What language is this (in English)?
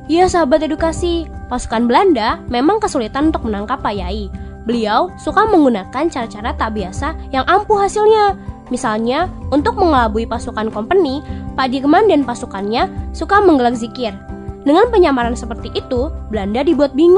Indonesian